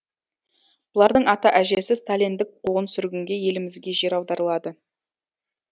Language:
Kazakh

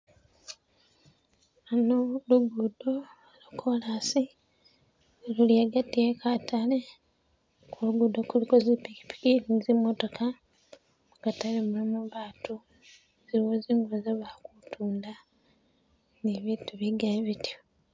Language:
Masaaba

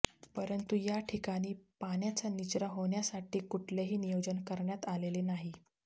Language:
Marathi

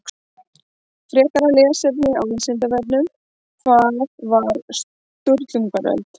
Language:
Icelandic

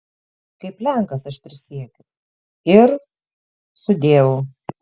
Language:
Lithuanian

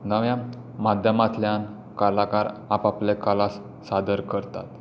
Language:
Konkani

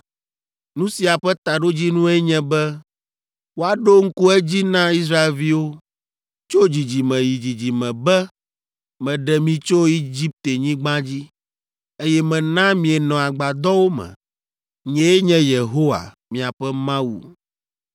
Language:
Ewe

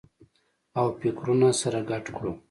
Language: Pashto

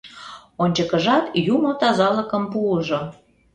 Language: Mari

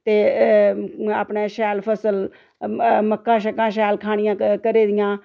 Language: Dogri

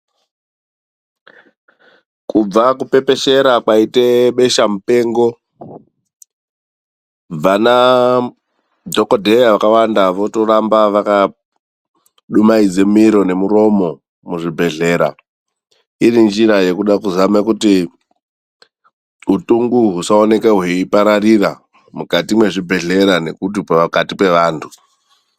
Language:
Ndau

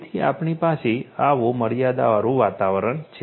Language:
Gujarati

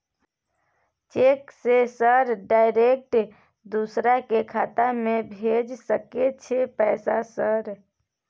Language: Maithili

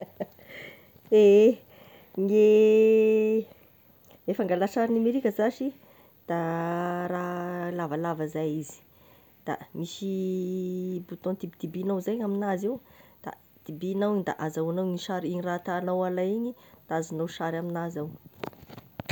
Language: Tesaka Malagasy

